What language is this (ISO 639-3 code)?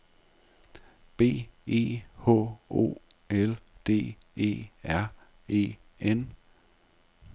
dan